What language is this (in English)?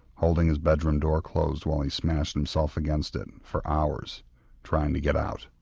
English